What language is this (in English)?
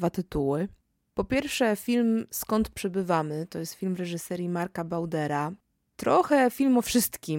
Polish